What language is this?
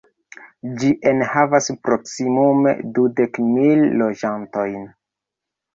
Esperanto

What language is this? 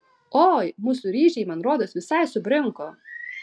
Lithuanian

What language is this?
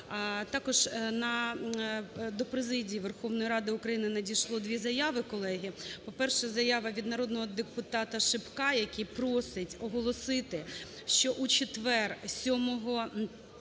Ukrainian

